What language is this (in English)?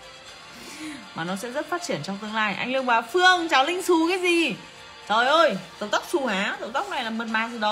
Vietnamese